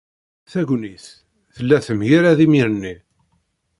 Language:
Kabyle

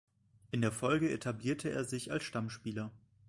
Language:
German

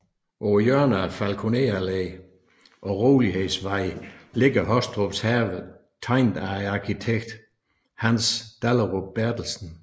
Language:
Danish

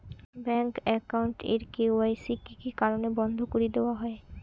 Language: Bangla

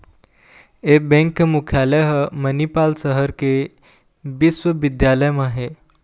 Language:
Chhattisgarhi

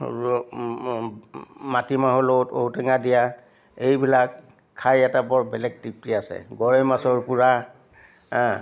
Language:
Assamese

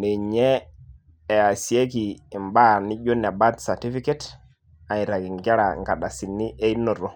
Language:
Masai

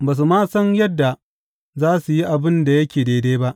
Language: Hausa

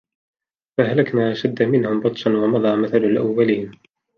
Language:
Arabic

